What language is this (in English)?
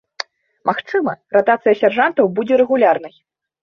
Belarusian